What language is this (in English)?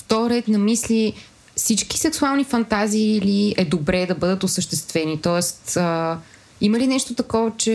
Bulgarian